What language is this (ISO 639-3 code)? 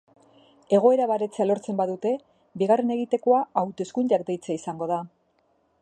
eus